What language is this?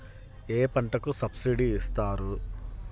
Telugu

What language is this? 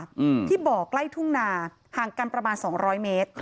Thai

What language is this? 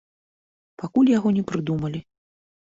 Belarusian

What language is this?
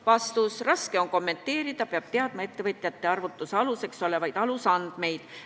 Estonian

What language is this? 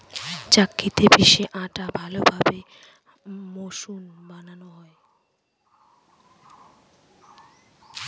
Bangla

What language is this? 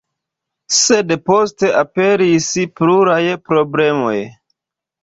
Esperanto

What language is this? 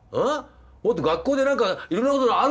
Japanese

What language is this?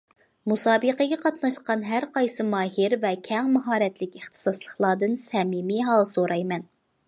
Uyghur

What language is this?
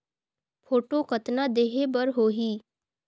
Chhattisgarhi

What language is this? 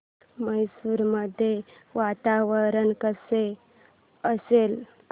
Marathi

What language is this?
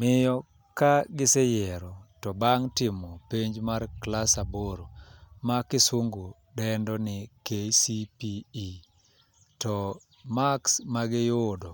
Luo (Kenya and Tanzania)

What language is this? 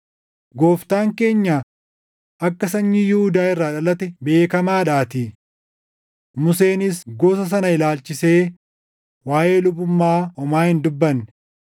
Oromo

